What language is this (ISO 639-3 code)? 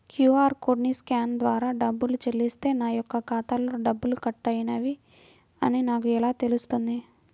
tel